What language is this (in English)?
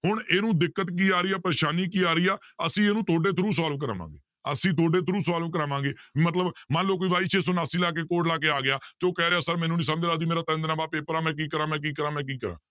Punjabi